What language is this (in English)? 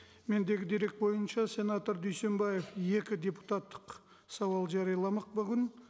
Kazakh